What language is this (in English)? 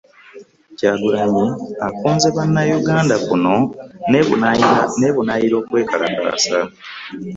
Ganda